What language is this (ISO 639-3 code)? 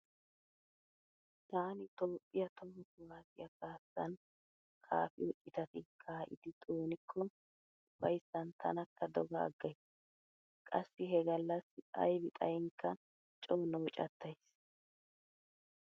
wal